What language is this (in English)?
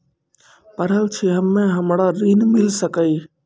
Maithili